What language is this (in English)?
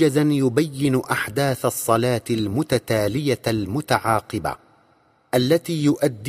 Arabic